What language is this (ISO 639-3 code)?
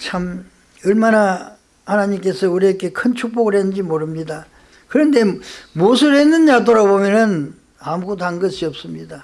kor